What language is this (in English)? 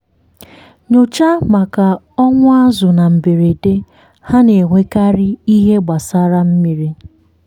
Igbo